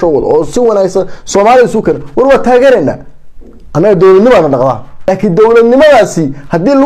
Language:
Arabic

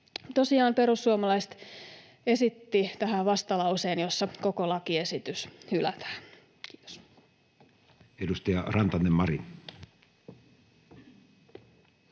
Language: Finnish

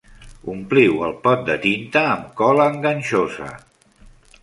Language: Catalan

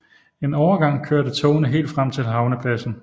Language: Danish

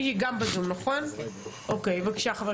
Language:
Hebrew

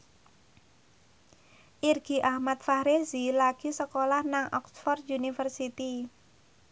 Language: Javanese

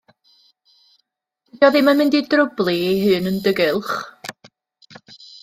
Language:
Welsh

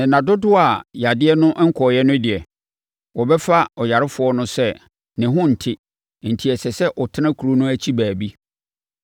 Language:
Akan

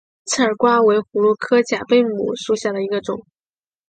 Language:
Chinese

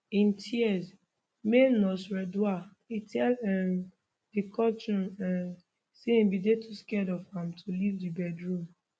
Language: Nigerian Pidgin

